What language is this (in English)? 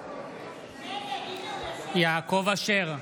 Hebrew